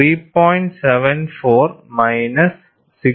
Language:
Malayalam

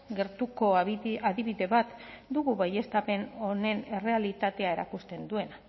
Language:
Basque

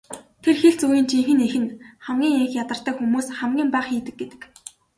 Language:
Mongolian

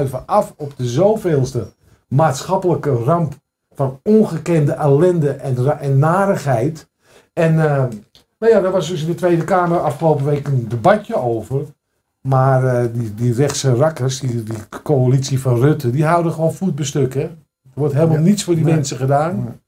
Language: Dutch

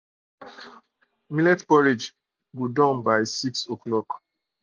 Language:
Nigerian Pidgin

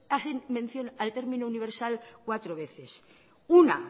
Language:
Spanish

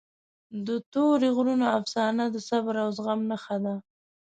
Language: Pashto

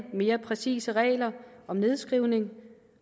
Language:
Danish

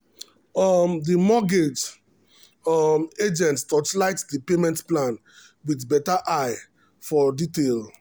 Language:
Nigerian Pidgin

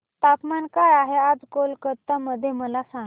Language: Marathi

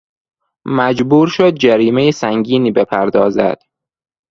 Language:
Persian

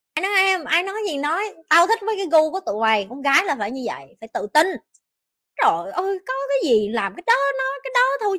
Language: Vietnamese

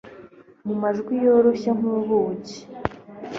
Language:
Kinyarwanda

